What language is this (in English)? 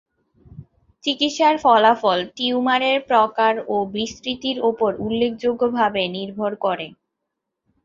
Bangla